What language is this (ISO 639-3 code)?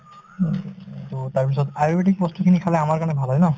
asm